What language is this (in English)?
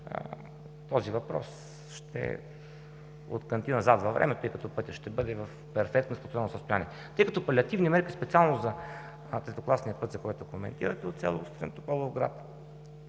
Bulgarian